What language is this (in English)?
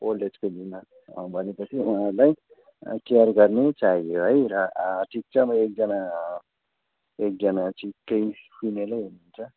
Nepali